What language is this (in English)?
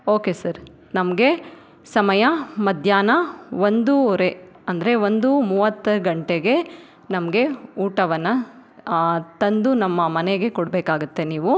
Kannada